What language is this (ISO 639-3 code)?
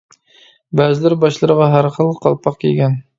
uig